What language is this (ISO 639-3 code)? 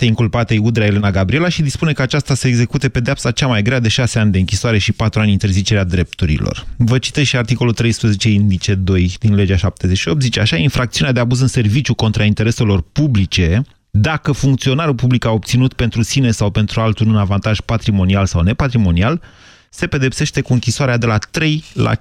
ron